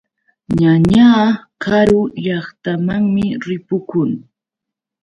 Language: Yauyos Quechua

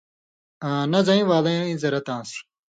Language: Indus Kohistani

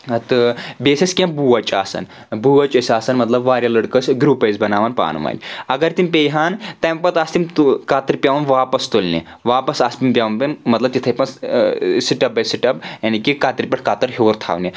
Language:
Kashmiri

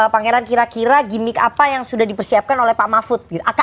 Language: Indonesian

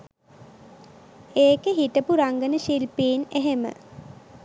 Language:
Sinhala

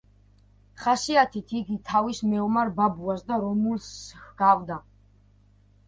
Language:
Georgian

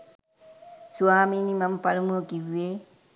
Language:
Sinhala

